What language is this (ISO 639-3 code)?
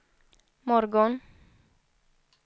swe